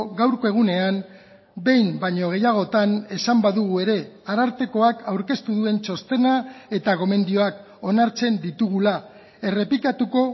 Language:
Basque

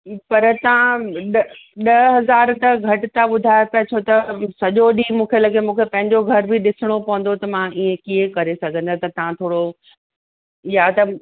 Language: Sindhi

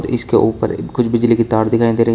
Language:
Hindi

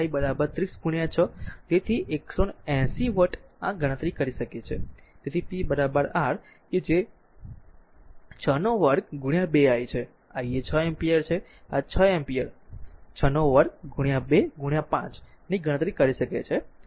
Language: Gujarati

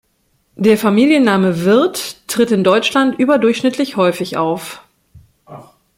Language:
German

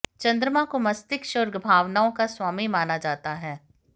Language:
Hindi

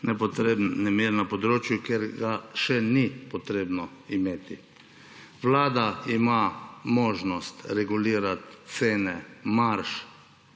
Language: Slovenian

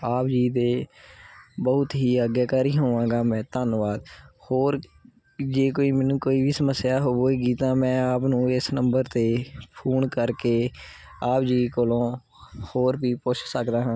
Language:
Punjabi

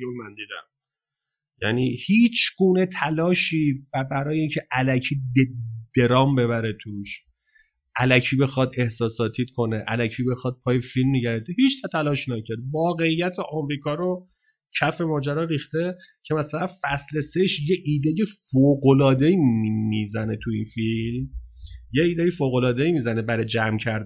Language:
Persian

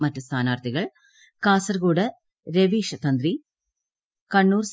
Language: Malayalam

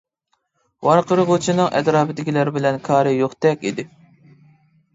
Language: Uyghur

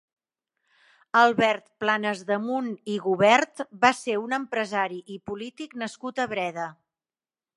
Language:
Catalan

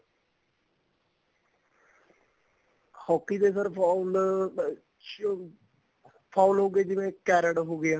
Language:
Punjabi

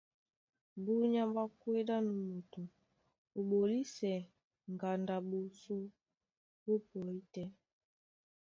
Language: Duala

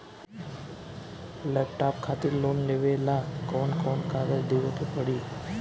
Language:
Bhojpuri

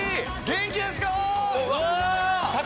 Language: Japanese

